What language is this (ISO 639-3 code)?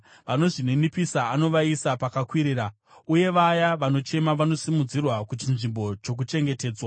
sna